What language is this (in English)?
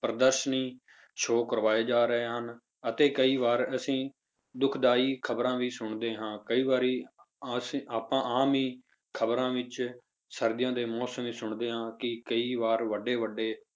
Punjabi